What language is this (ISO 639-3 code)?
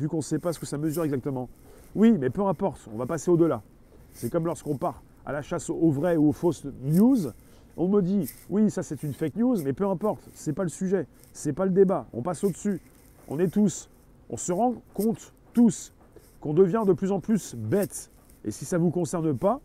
fra